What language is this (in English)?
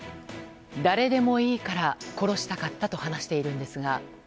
Japanese